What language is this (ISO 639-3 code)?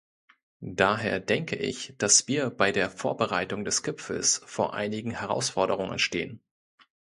deu